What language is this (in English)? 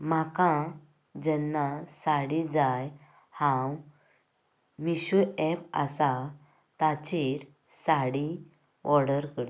Konkani